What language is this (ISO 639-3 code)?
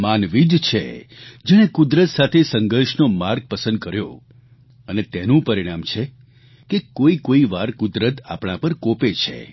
guj